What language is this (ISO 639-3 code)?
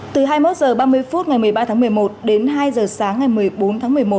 vie